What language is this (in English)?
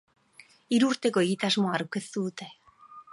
Basque